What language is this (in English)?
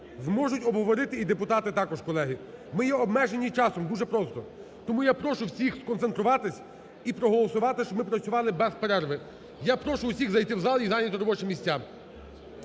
Ukrainian